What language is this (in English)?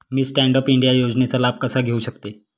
Marathi